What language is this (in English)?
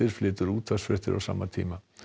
Icelandic